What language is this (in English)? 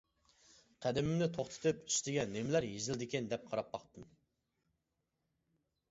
Uyghur